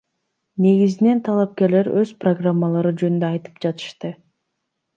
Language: Kyrgyz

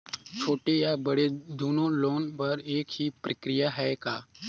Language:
Chhattisgarhi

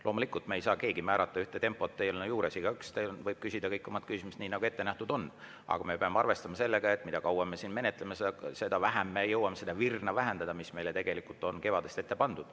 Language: Estonian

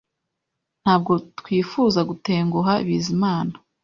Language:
Kinyarwanda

